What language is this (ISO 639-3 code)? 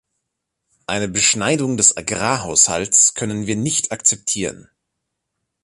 deu